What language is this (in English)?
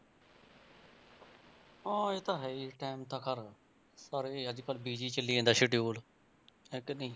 Punjabi